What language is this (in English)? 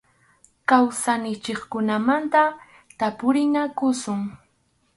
Arequipa-La Unión Quechua